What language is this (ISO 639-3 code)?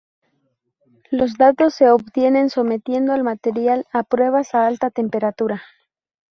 spa